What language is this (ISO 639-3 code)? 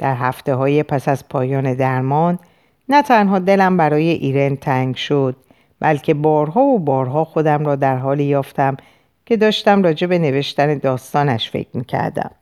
fas